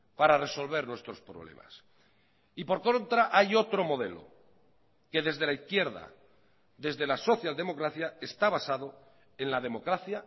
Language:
Spanish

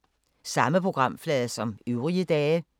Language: Danish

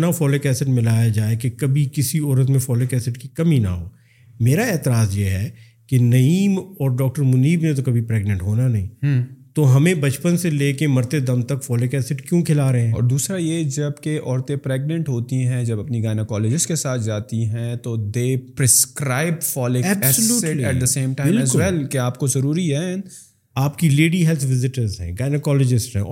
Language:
Urdu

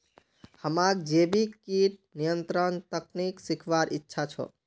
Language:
Magahi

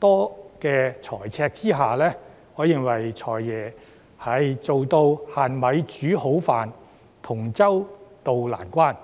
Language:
Cantonese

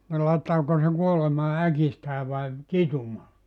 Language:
Finnish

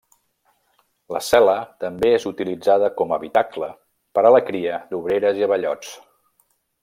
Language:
Catalan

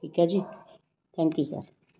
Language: Punjabi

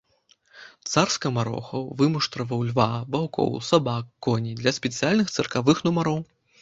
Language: Belarusian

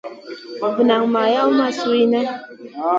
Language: Masana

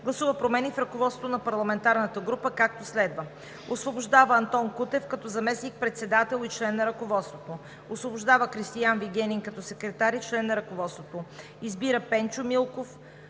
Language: Bulgarian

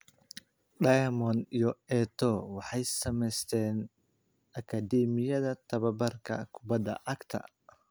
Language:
Somali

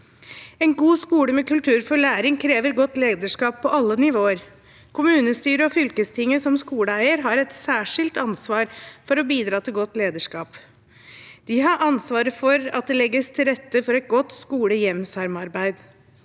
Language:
Norwegian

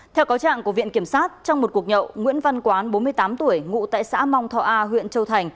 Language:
Vietnamese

